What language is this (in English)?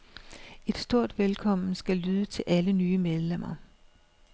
Danish